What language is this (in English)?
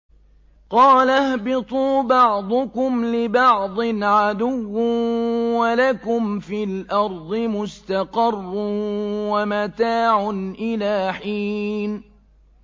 Arabic